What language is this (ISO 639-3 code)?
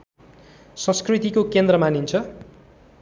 nep